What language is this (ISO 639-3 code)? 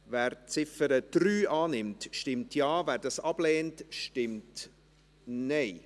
gsw